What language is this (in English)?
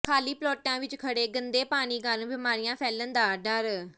Punjabi